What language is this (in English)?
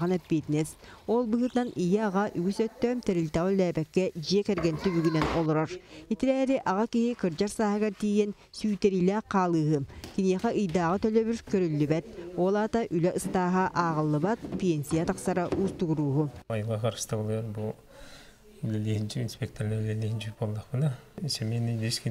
Lithuanian